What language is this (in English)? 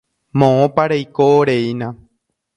Guarani